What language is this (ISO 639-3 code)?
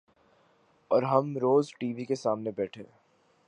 urd